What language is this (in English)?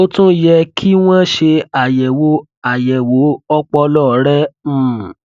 Yoruba